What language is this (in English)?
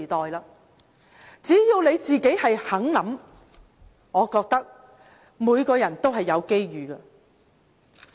Cantonese